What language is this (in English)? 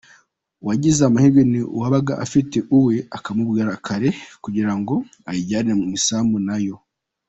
Kinyarwanda